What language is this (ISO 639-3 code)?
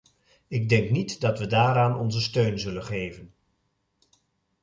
nld